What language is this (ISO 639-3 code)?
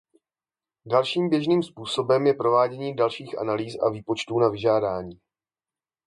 ces